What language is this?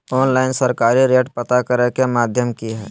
Magahi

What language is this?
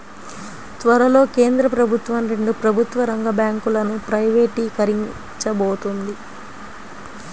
Telugu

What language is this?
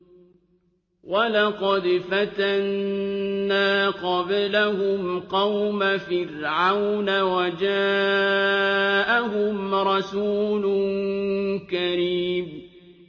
Arabic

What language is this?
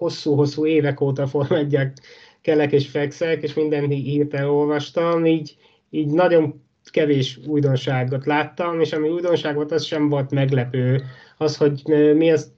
Hungarian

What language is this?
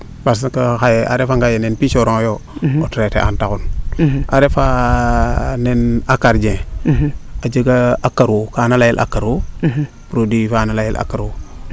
Serer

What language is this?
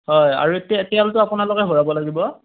Assamese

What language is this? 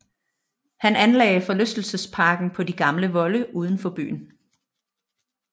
Danish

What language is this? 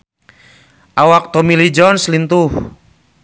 Sundanese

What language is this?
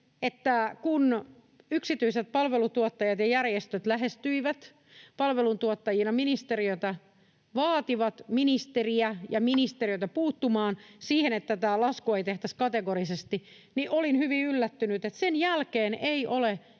Finnish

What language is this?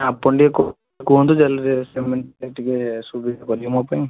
Odia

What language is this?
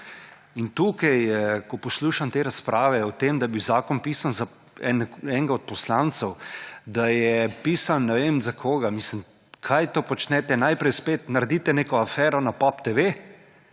Slovenian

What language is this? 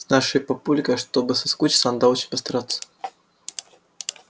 Russian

